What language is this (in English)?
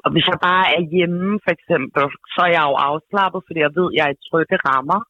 Danish